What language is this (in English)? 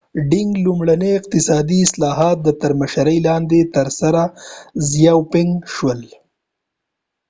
Pashto